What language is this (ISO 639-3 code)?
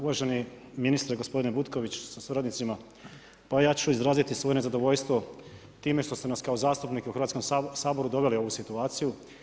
hrv